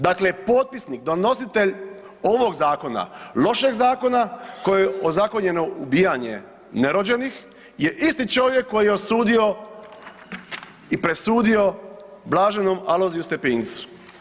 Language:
Croatian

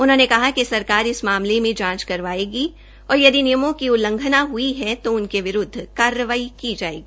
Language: Hindi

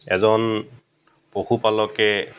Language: Assamese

